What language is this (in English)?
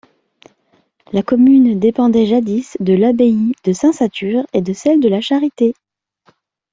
French